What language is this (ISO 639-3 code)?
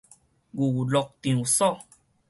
nan